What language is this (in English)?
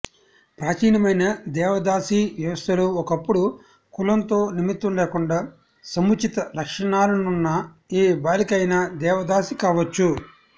Telugu